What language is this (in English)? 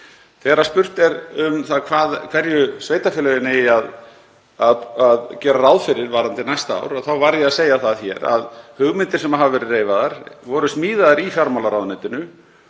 Icelandic